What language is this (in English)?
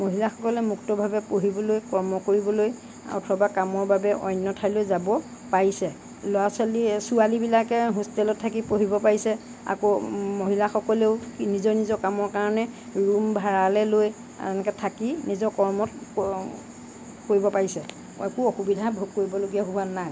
Assamese